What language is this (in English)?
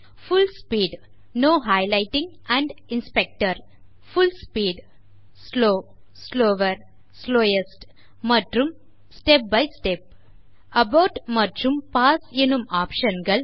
Tamil